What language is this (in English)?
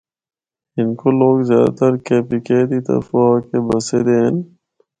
Northern Hindko